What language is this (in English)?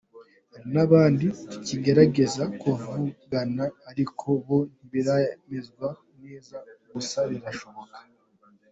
Kinyarwanda